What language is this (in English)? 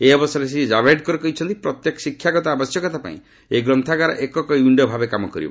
Odia